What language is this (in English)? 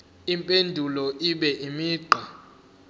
Zulu